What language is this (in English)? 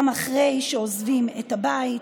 Hebrew